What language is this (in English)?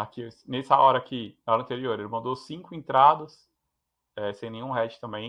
Portuguese